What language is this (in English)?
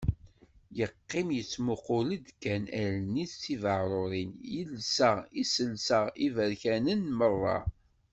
Kabyle